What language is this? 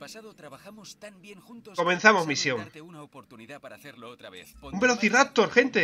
Spanish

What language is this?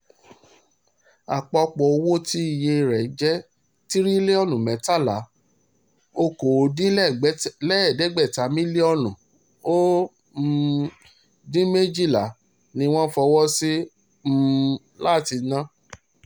Yoruba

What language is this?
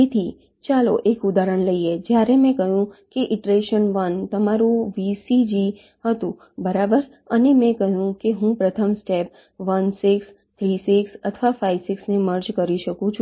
Gujarati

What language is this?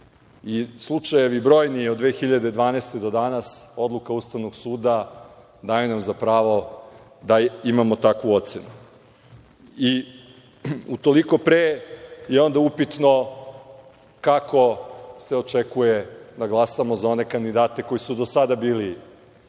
Serbian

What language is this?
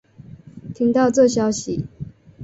Chinese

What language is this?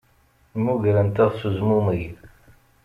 Kabyle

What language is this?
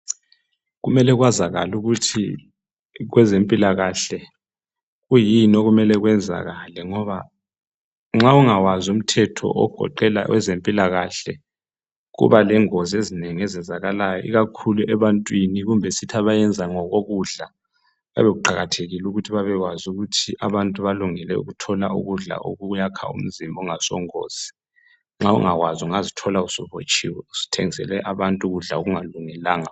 North Ndebele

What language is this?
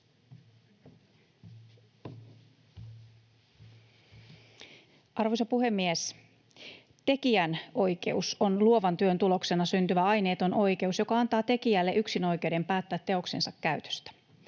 Finnish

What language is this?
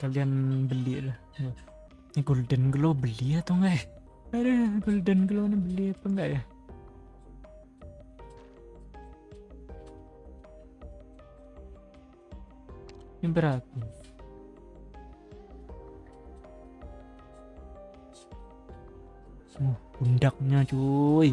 Indonesian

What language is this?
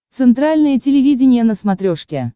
Russian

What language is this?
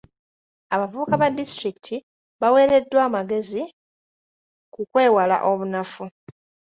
Ganda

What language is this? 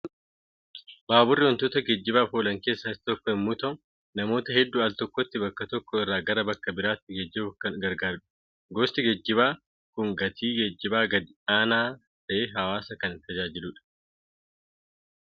Oromo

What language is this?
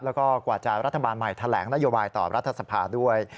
Thai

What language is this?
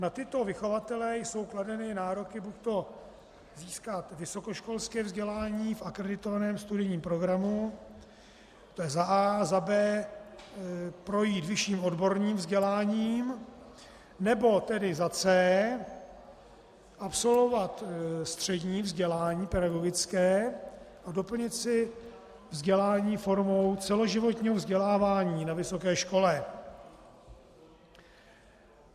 Czech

